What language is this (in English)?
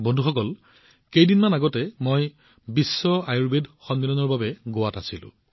Assamese